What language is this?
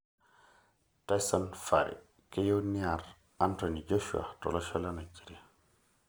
Masai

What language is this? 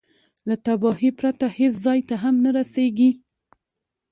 Pashto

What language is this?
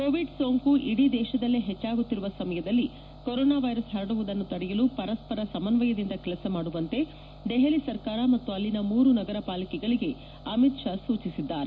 Kannada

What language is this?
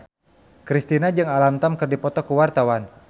Sundanese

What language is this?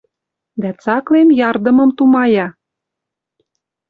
Western Mari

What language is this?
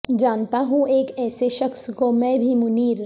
Urdu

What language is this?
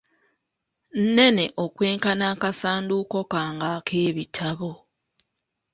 Ganda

